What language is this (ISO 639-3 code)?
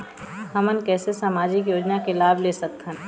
hne